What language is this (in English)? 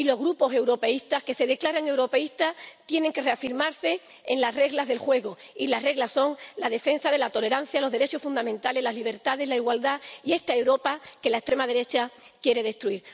Spanish